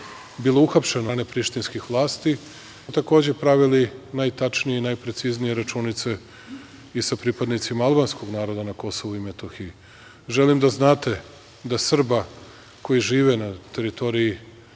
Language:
Serbian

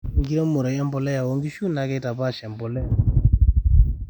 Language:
Masai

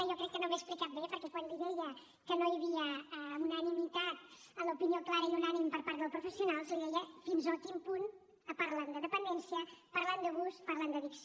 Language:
Catalan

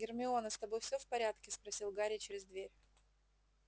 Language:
Russian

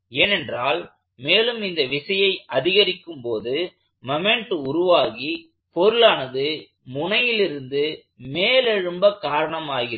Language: Tamil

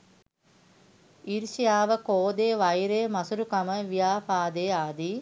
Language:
Sinhala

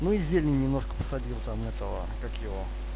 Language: Russian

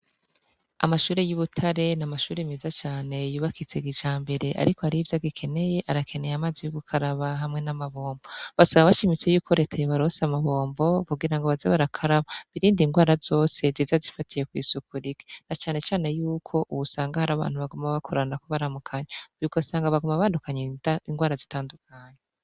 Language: Rundi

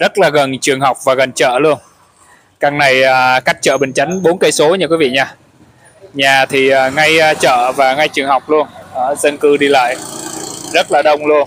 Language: Vietnamese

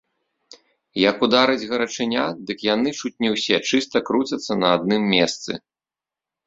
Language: Belarusian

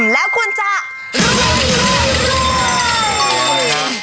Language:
Thai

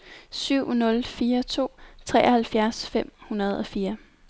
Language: Danish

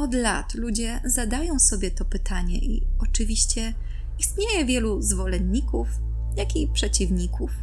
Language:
Polish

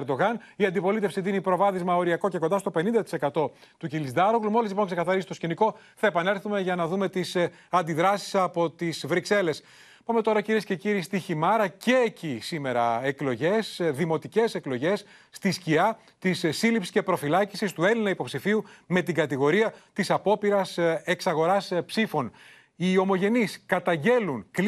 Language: Greek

